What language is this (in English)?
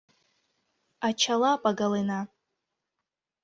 Mari